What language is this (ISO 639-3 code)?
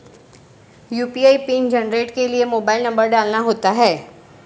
hin